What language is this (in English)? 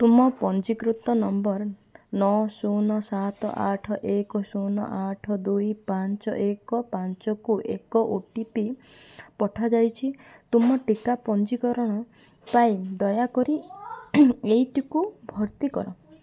Odia